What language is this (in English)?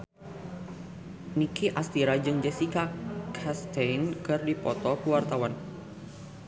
Sundanese